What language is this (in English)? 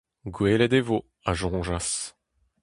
Breton